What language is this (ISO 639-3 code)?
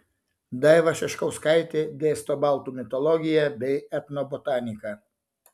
lit